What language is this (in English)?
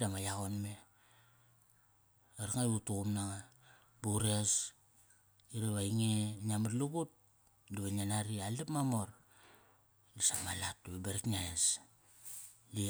Kairak